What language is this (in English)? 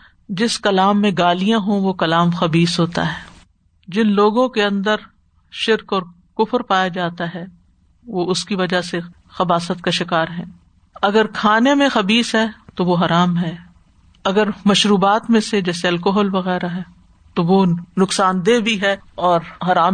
Urdu